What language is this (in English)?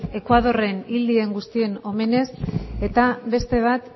Basque